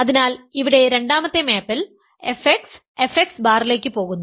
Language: Malayalam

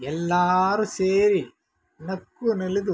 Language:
Kannada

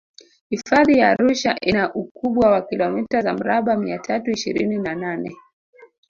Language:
Swahili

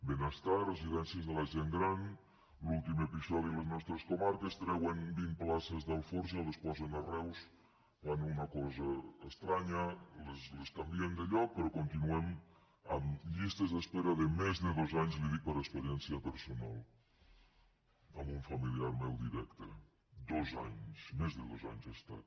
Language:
Catalan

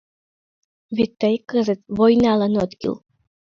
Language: Mari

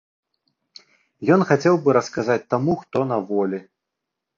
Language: Belarusian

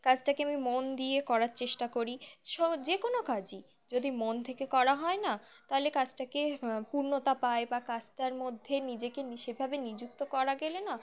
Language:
Bangla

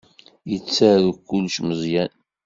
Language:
Kabyle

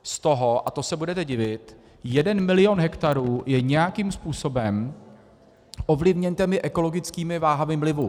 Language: Czech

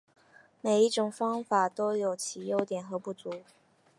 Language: Chinese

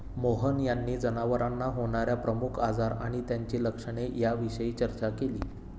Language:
Marathi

